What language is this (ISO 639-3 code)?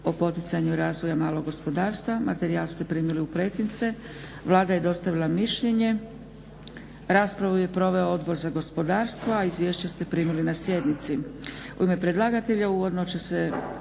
hrv